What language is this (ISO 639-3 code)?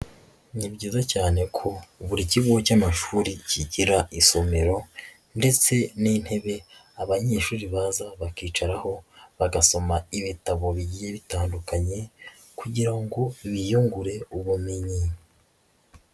kin